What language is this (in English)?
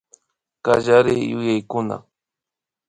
Imbabura Highland Quichua